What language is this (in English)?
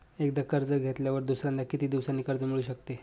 Marathi